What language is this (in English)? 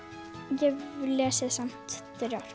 Icelandic